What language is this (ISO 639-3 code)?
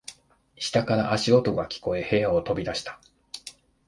jpn